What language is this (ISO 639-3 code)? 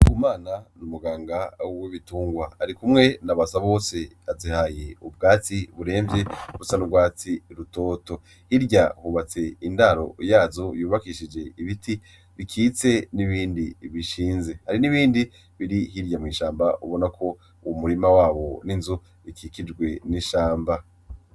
run